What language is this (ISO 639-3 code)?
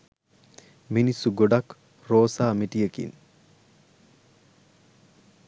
sin